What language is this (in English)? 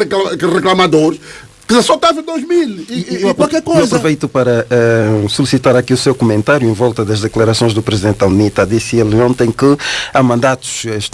Portuguese